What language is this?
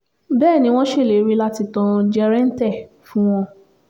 Yoruba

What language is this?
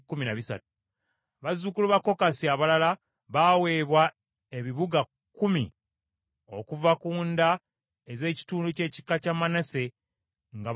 Ganda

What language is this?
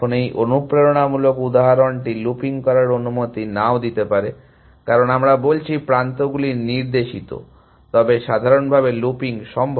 Bangla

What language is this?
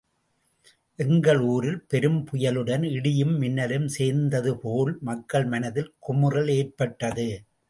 Tamil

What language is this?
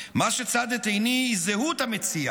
Hebrew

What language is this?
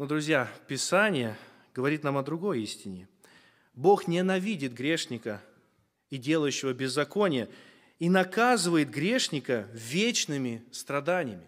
Russian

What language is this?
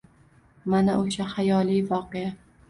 Uzbek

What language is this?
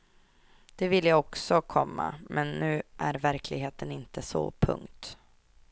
Swedish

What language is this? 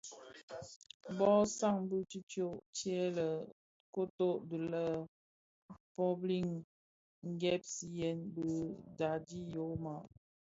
Bafia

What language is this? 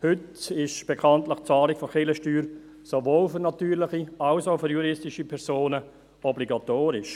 Swiss German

